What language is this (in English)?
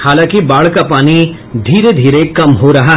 Hindi